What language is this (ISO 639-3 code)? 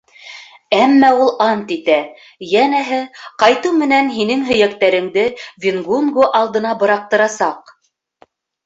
bak